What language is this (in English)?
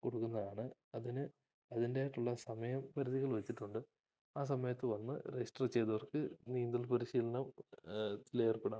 Malayalam